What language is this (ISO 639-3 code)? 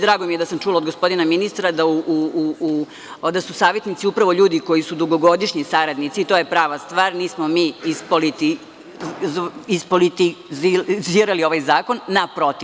srp